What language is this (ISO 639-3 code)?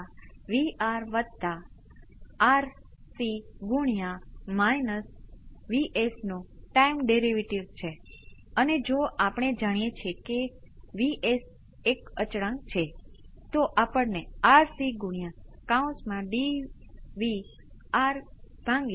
guj